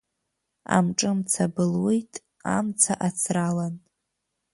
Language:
Abkhazian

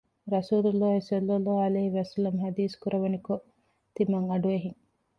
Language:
Divehi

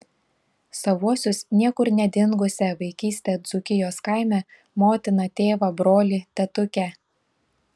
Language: Lithuanian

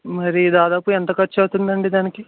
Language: Telugu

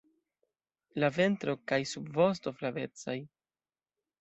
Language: Esperanto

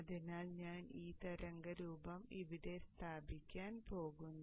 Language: Malayalam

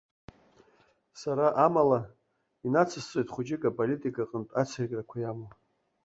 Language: Abkhazian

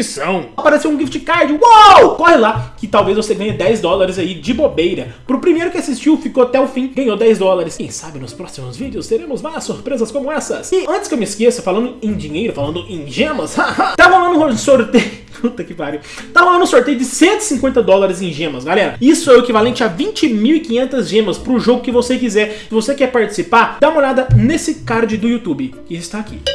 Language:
Portuguese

